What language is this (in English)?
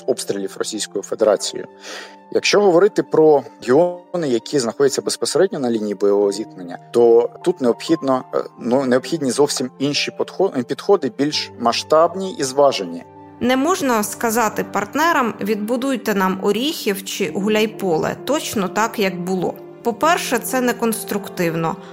Ukrainian